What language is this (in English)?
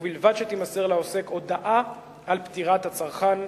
Hebrew